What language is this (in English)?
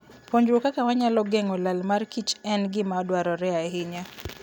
Luo (Kenya and Tanzania)